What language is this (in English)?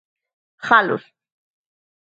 Galician